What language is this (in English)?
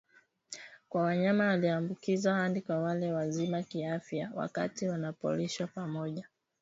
Swahili